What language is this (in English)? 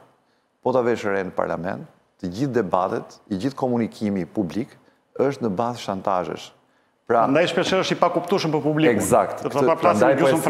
Romanian